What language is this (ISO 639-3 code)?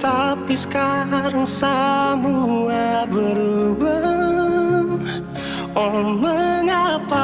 ind